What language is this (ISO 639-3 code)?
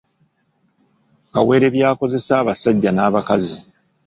lug